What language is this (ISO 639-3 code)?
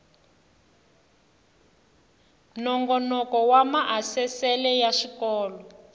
tso